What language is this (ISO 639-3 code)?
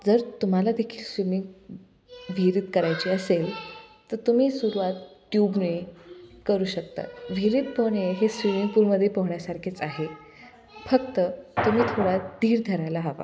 mar